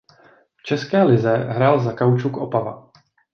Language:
Czech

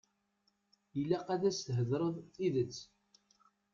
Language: Kabyle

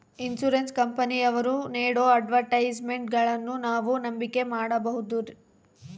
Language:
Kannada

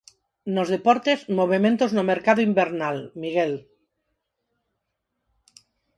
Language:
Galician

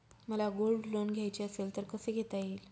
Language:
Marathi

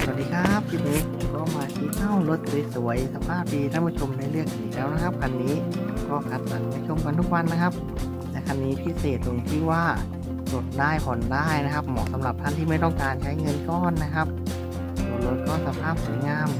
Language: Thai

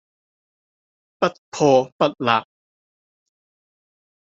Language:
Cantonese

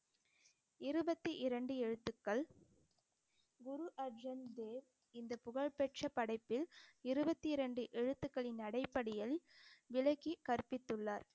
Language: Tamil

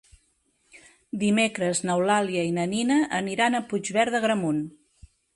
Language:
Catalan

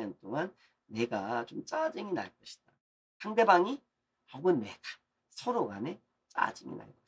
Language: Korean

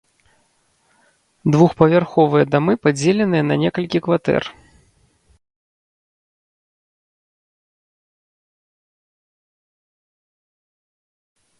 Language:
Belarusian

